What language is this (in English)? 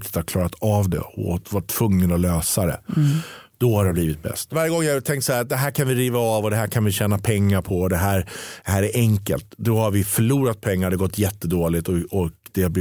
Swedish